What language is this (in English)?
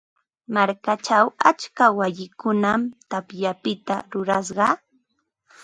Ambo-Pasco Quechua